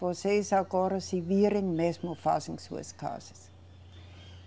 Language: Portuguese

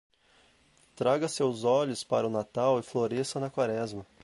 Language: Portuguese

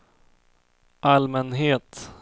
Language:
Swedish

